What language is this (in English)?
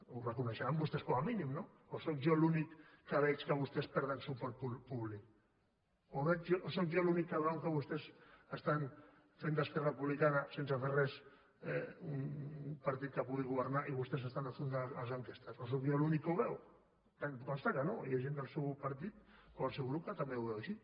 Catalan